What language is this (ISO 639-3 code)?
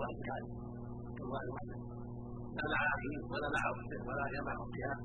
ara